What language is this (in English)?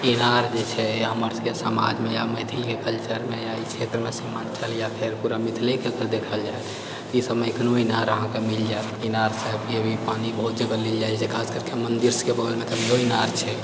Maithili